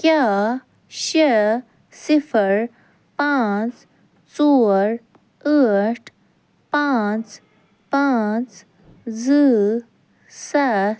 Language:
Kashmiri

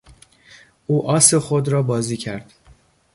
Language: Persian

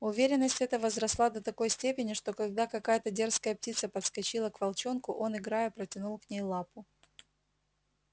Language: Russian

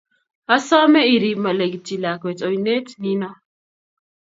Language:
Kalenjin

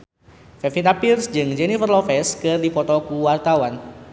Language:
Sundanese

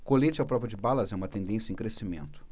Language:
Portuguese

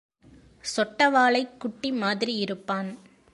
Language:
Tamil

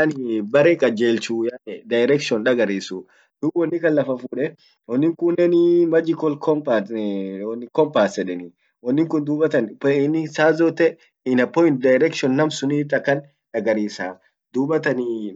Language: Orma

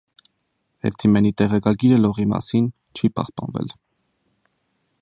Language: Armenian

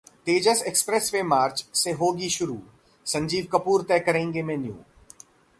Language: Hindi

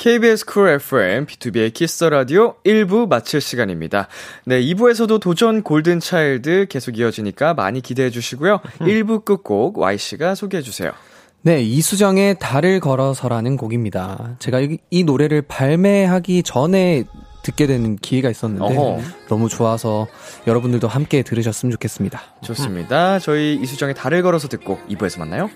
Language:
Korean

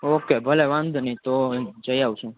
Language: Gujarati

